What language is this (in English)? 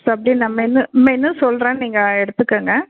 Tamil